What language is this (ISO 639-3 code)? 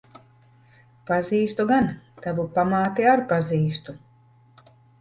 lav